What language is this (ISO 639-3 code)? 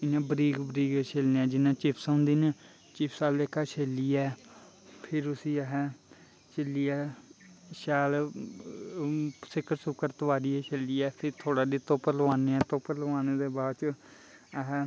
doi